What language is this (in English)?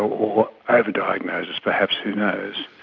English